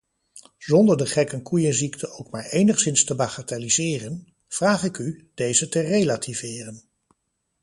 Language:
Dutch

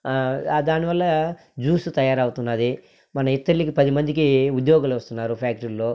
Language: Telugu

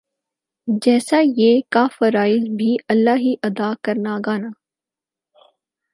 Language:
Urdu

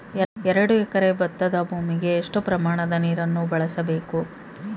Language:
Kannada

